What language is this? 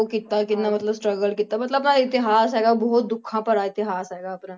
Punjabi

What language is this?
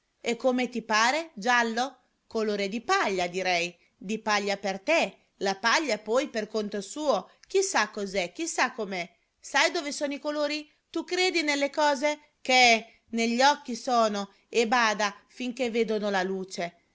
Italian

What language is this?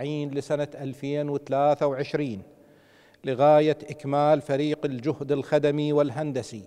Arabic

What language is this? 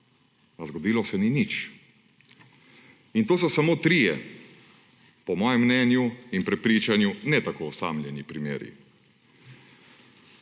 Slovenian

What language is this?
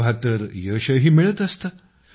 Marathi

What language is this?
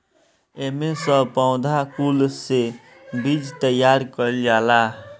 Bhojpuri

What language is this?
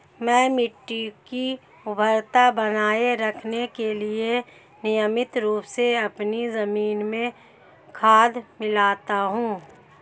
Hindi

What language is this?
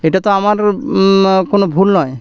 Bangla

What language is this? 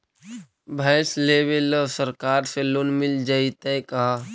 Magahi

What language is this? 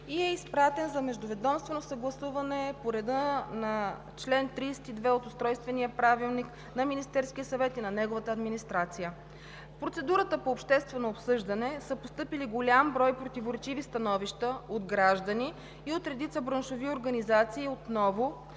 Bulgarian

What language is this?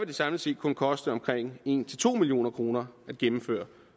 Danish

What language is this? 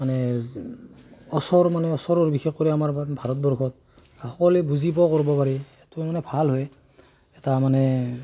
Assamese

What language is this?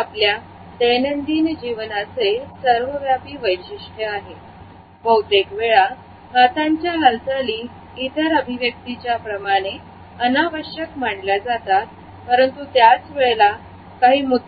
Marathi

